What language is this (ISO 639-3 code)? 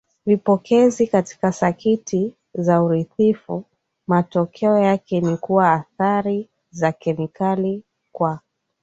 swa